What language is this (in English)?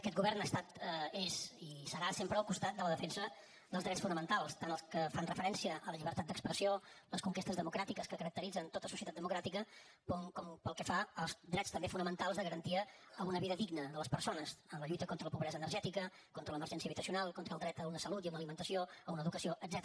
Catalan